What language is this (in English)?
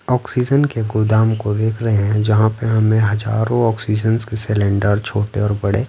Hindi